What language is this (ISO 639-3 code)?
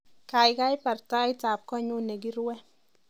kln